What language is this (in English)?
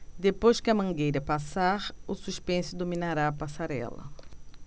Portuguese